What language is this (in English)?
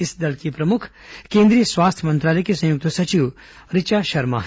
Hindi